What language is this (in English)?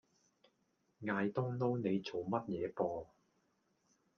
Cantonese